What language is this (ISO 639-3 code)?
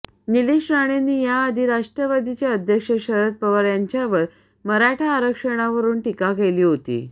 mar